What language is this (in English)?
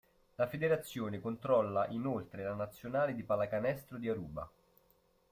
Italian